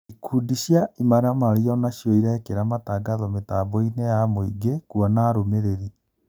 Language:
Kikuyu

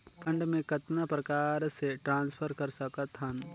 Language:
Chhattisgarhi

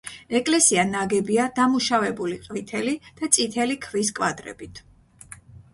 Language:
Georgian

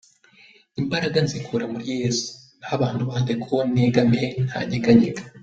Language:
Kinyarwanda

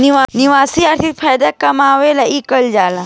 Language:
Bhojpuri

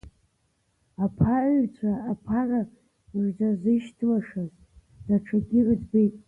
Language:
Abkhazian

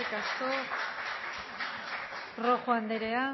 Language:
Basque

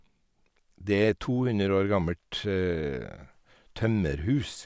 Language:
Norwegian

